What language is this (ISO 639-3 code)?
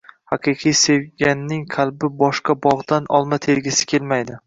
uzb